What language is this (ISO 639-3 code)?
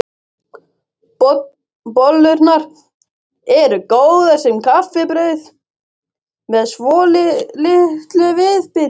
isl